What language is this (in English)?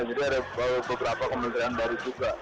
Indonesian